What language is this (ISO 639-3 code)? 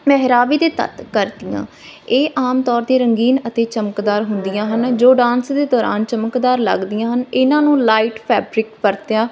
pan